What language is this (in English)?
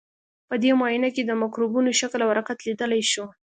Pashto